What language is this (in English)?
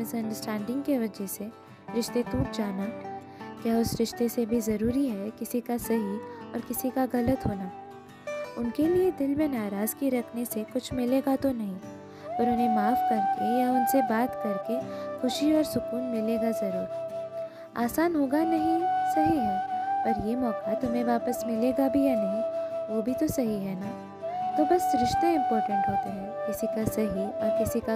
Hindi